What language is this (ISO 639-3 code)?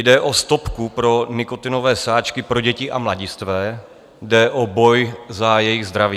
ces